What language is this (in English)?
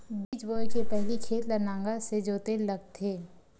Chhattisgarhi